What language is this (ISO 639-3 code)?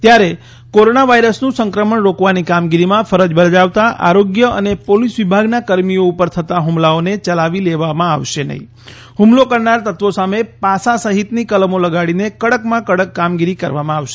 guj